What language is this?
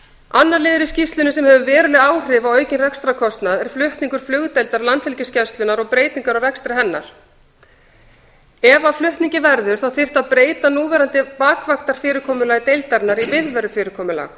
Icelandic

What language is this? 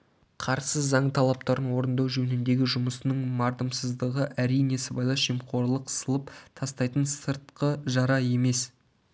Kazakh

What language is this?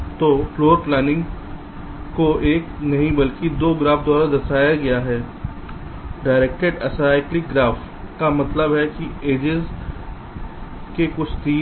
Hindi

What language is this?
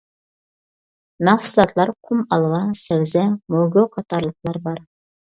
Uyghur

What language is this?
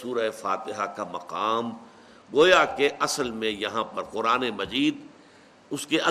Urdu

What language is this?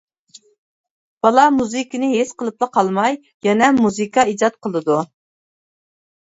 Uyghur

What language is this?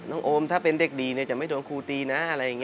Thai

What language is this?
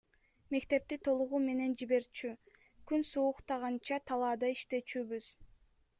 Kyrgyz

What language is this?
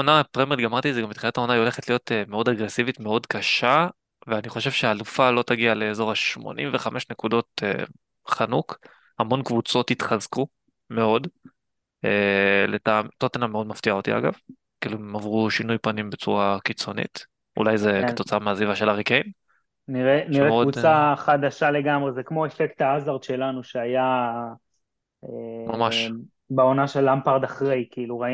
Hebrew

